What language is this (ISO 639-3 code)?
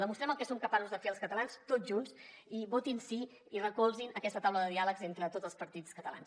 cat